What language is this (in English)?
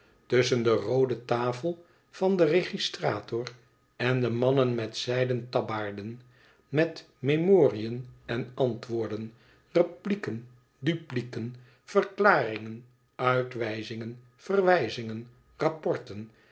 Dutch